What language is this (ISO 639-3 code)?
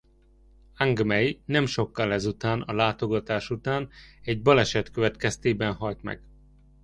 hun